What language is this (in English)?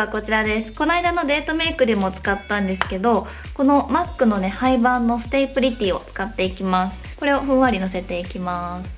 Japanese